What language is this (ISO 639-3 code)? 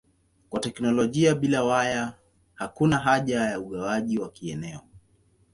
swa